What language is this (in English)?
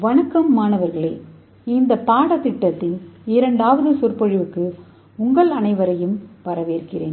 Tamil